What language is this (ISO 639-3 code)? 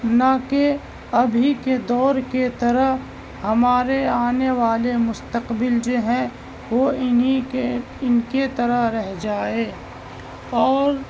urd